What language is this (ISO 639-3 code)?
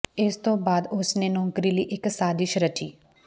pan